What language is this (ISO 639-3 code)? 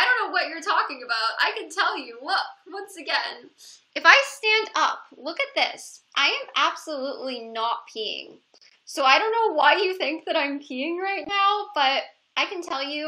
eng